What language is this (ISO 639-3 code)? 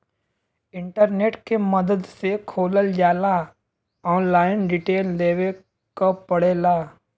bho